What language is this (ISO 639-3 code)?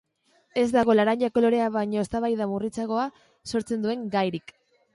eus